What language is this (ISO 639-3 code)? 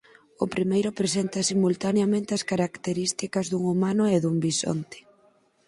glg